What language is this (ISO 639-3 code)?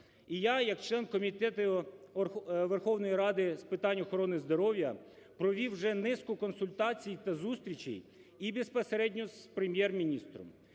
ukr